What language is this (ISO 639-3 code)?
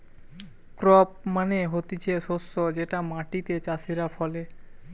ben